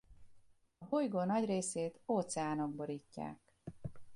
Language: Hungarian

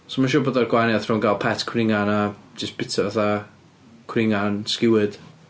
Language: Welsh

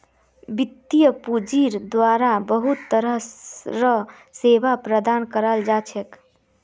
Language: Magahi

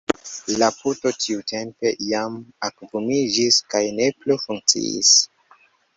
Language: Esperanto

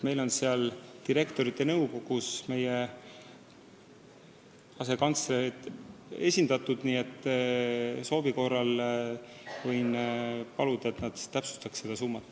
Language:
Estonian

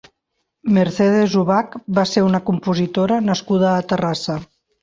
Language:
Catalan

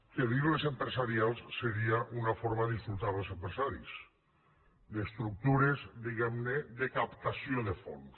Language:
Catalan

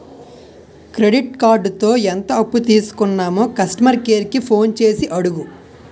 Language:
Telugu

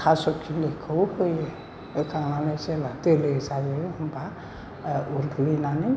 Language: Bodo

